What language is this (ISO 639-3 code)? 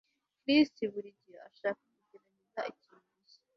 kin